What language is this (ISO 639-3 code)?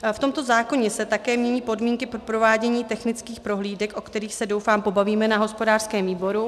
ces